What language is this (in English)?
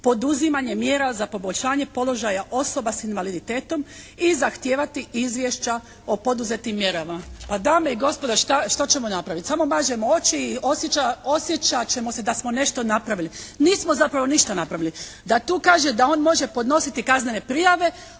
Croatian